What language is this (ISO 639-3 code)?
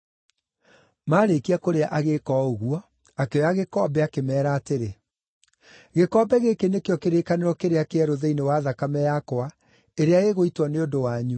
kik